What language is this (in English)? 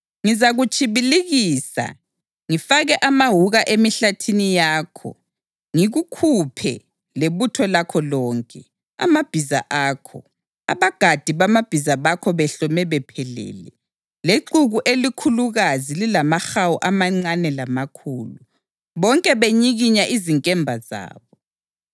North Ndebele